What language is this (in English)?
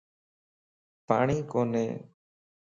Lasi